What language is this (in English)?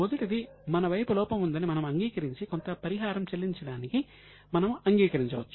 Telugu